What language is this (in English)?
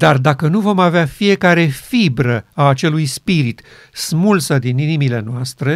Romanian